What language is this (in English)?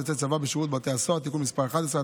Hebrew